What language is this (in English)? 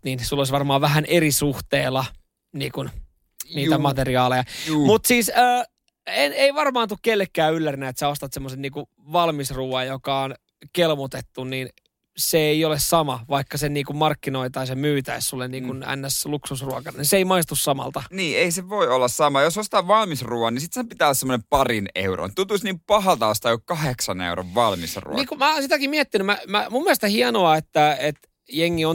Finnish